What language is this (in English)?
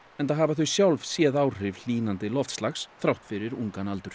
Icelandic